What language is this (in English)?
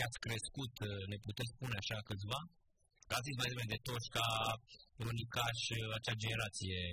Romanian